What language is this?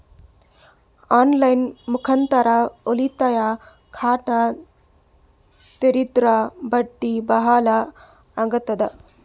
Kannada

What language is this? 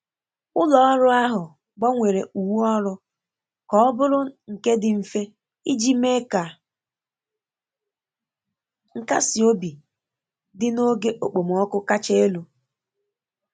Igbo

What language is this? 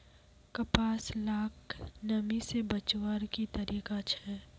Magahi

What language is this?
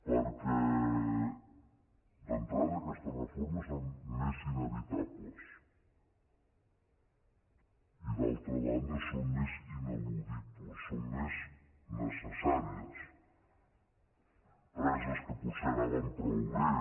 Catalan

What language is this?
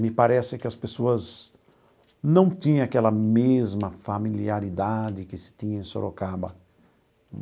Portuguese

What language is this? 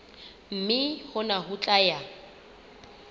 Southern Sotho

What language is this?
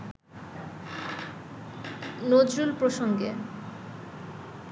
Bangla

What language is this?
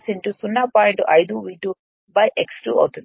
Telugu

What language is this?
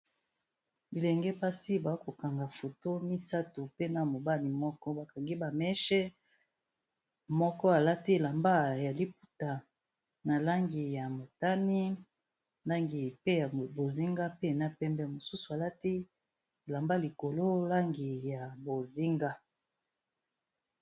Lingala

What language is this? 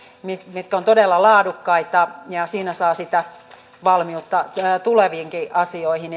Finnish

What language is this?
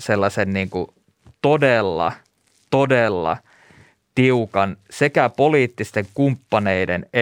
Finnish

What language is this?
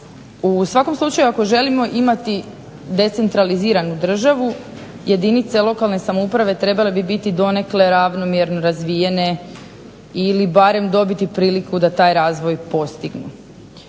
Croatian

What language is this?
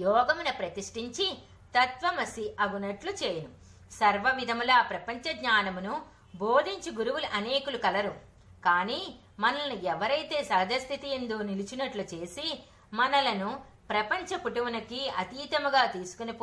Telugu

